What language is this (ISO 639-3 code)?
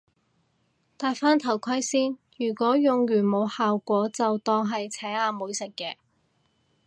yue